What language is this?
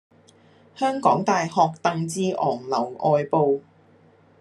Cantonese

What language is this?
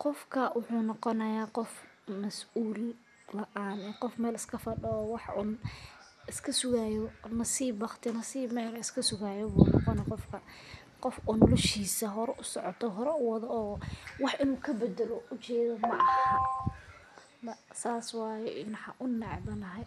Somali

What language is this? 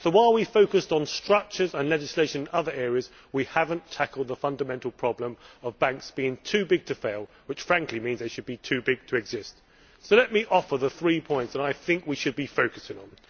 English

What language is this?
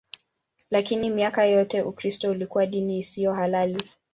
Swahili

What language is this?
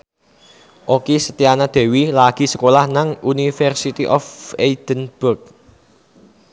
Javanese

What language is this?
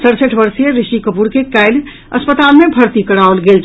Maithili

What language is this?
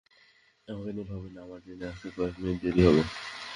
Bangla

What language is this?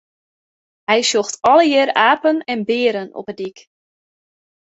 Western Frisian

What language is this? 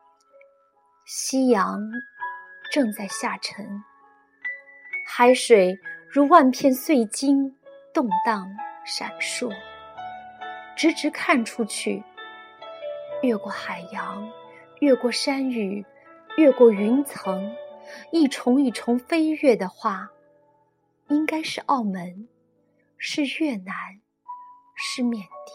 Chinese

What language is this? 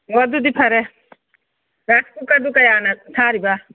Manipuri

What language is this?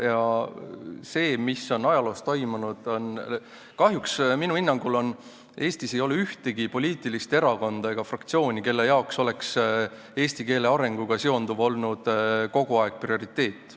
Estonian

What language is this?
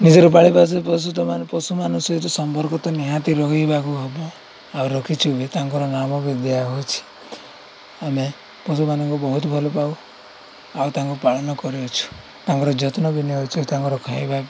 Odia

